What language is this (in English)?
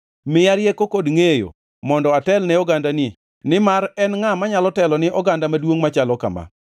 Luo (Kenya and Tanzania)